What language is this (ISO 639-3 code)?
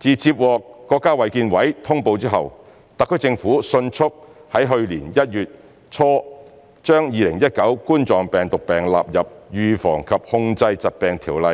yue